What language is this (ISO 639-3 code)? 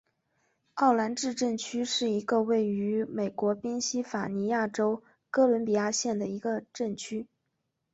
zho